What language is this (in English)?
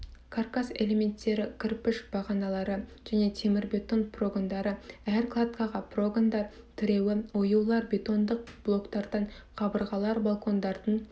Kazakh